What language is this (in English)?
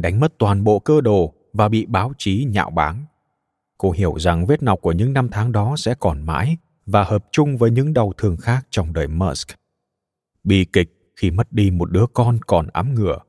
Vietnamese